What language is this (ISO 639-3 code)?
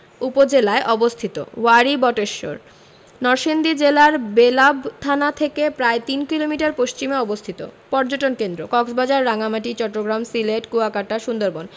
ben